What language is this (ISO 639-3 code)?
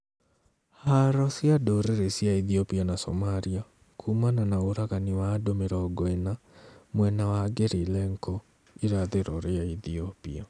kik